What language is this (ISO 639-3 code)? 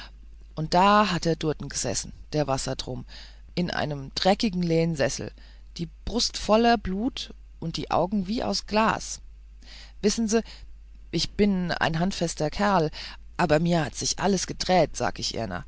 deu